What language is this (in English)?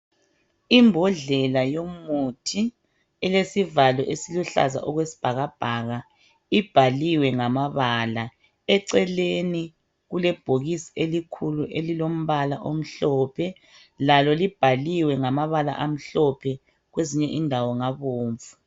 North Ndebele